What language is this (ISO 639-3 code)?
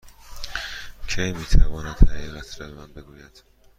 fas